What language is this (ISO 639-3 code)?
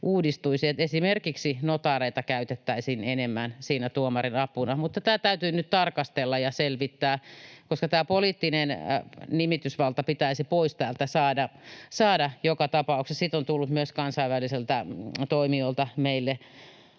fin